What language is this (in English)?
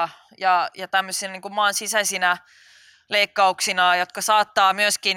Finnish